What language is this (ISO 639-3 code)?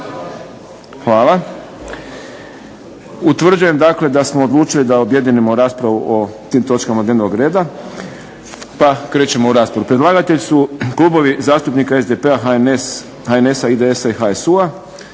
hrv